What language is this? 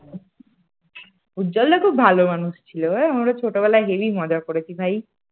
Bangla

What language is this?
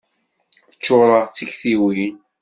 Kabyle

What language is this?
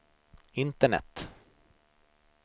Swedish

